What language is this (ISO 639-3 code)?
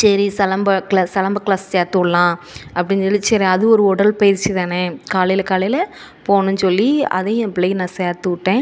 tam